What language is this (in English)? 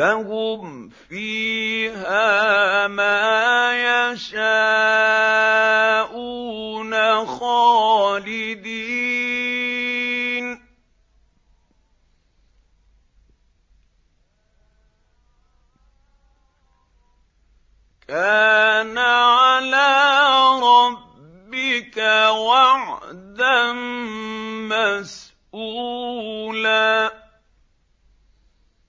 Arabic